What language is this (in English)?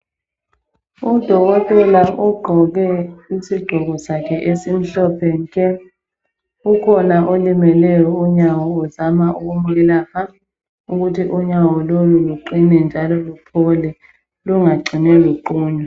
North Ndebele